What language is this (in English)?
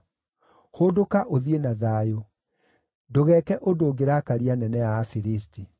Kikuyu